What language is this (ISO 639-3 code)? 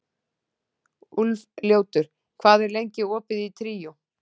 isl